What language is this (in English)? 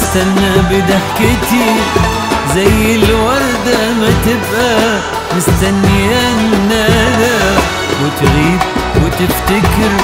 Arabic